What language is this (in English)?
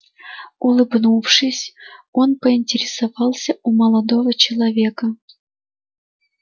Russian